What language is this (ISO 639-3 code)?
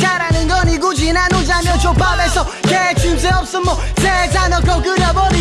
ita